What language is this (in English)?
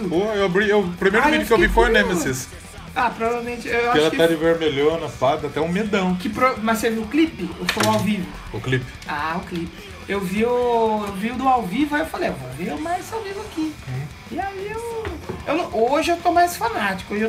Portuguese